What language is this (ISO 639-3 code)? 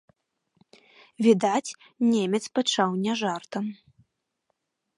bel